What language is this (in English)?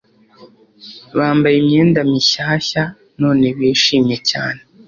Kinyarwanda